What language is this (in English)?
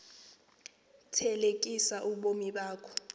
Xhosa